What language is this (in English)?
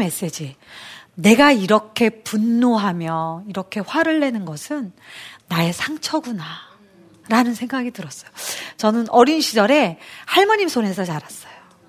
Korean